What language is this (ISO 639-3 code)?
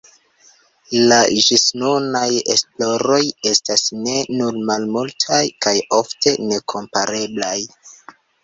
epo